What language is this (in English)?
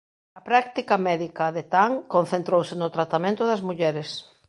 Galician